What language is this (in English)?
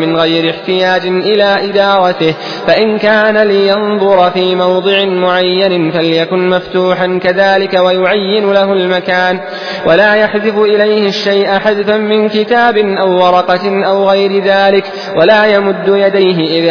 Arabic